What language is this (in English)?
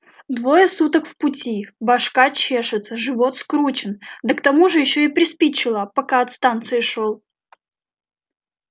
Russian